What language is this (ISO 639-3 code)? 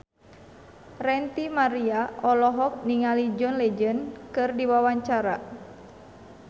sun